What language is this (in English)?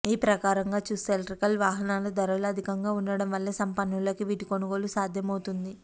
Telugu